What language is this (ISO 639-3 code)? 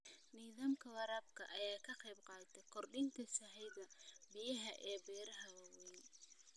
som